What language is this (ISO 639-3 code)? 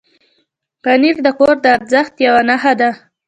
pus